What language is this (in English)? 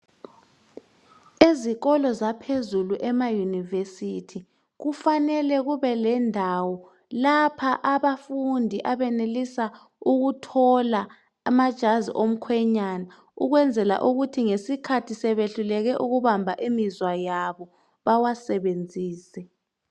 North Ndebele